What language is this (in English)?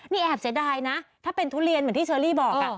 Thai